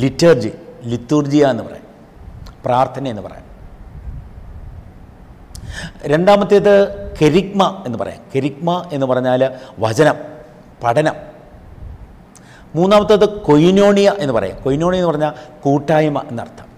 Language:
Malayalam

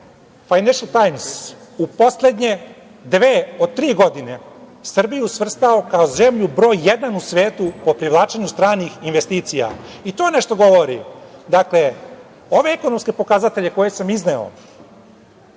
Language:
Serbian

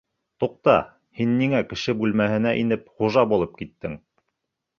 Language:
Bashkir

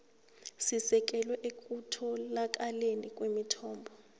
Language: South Ndebele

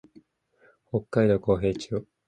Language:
Japanese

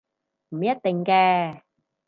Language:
Cantonese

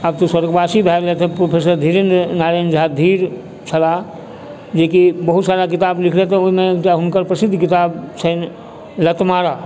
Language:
Maithili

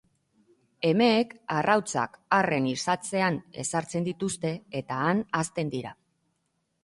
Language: Basque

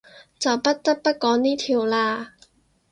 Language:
Cantonese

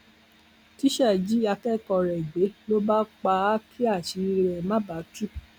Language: Yoruba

